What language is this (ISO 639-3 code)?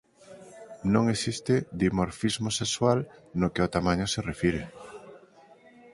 glg